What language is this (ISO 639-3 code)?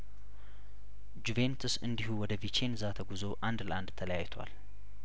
amh